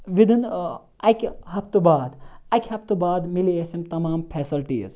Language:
Kashmiri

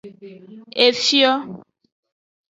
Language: Aja (Benin)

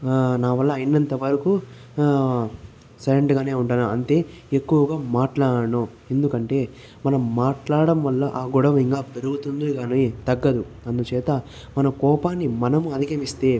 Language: Telugu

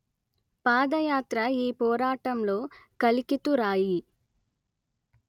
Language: Telugu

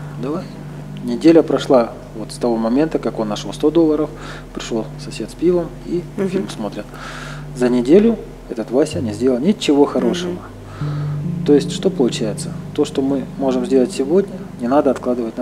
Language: Russian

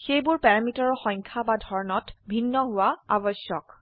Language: Assamese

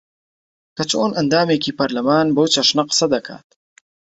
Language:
Central Kurdish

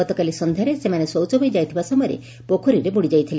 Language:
Odia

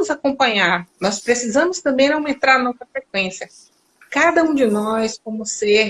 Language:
Portuguese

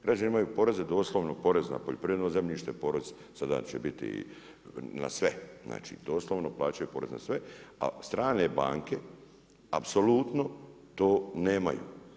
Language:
Croatian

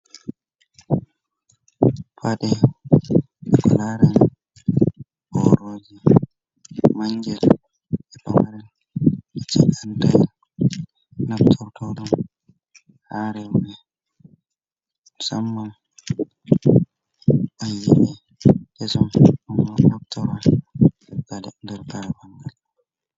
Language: Fula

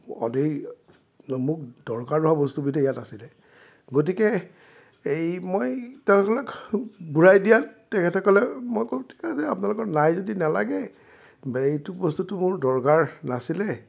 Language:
Assamese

